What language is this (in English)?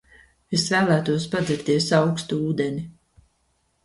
Latvian